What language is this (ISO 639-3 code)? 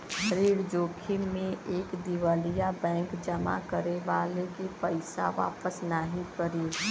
bho